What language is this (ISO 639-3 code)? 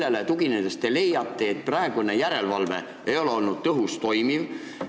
est